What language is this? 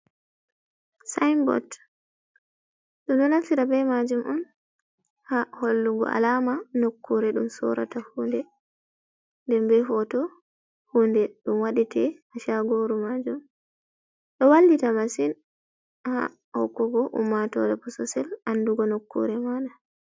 Fula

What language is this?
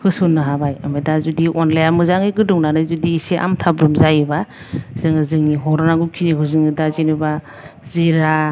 Bodo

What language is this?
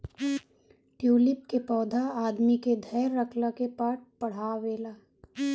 Bhojpuri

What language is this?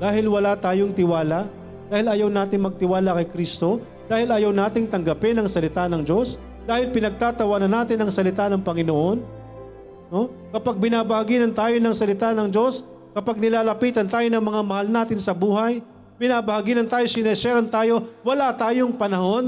Filipino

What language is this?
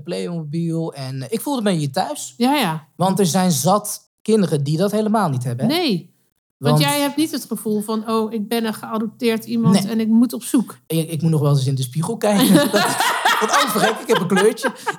Dutch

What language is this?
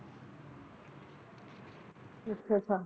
Punjabi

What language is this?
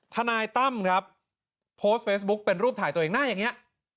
Thai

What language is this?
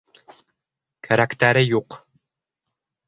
Bashkir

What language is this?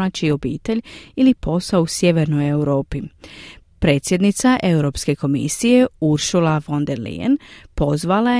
Croatian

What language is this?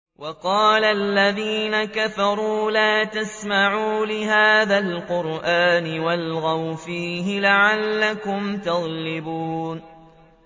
Arabic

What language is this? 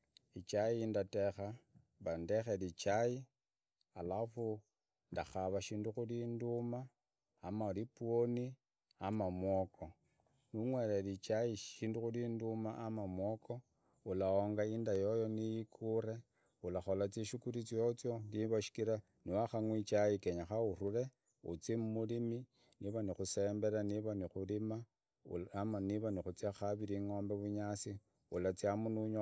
Idakho-Isukha-Tiriki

